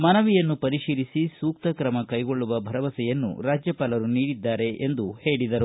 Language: Kannada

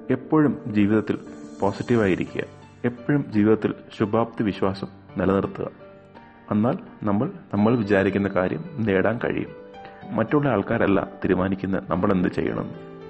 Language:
Malayalam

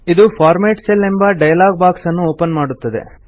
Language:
Kannada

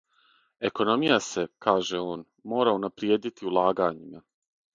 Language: Serbian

